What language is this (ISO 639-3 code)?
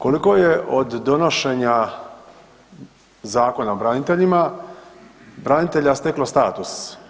hrv